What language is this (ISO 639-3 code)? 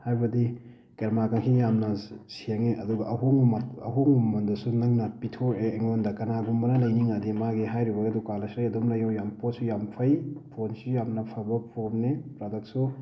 mni